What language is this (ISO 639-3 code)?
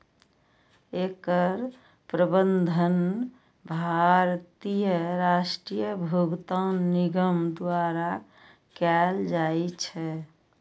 mai